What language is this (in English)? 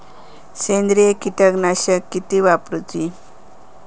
Marathi